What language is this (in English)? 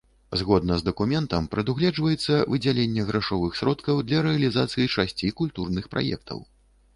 Belarusian